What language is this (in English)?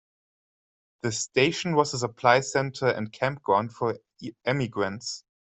English